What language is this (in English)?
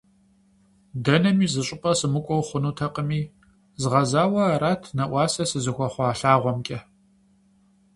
Kabardian